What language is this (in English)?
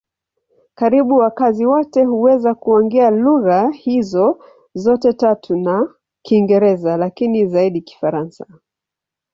Swahili